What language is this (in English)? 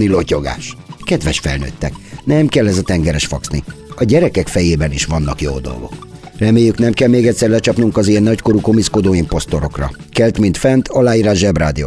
Hungarian